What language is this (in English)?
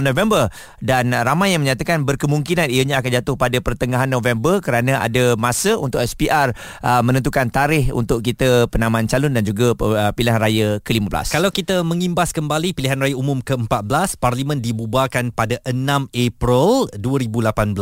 Malay